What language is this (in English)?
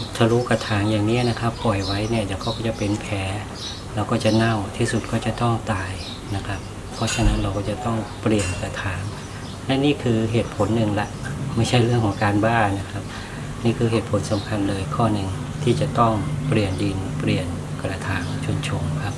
Thai